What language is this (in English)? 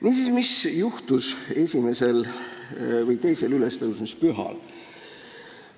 Estonian